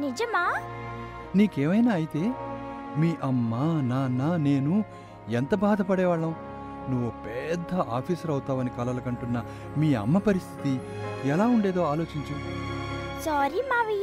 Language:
Telugu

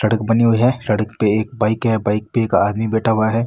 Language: Marwari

